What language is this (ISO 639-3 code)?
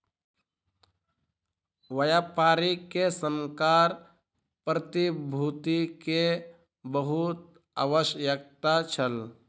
mai